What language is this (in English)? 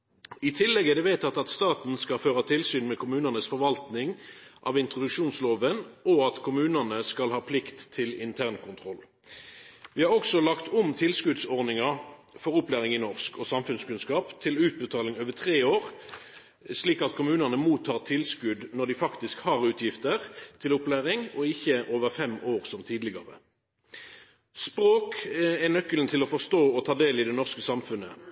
Norwegian Nynorsk